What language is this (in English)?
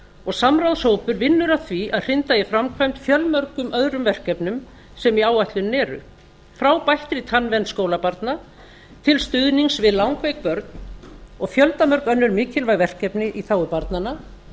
Icelandic